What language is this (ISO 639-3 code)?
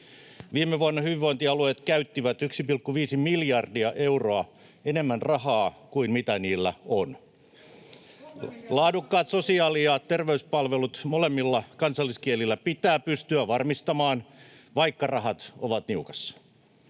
fin